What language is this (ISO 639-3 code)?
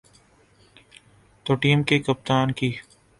urd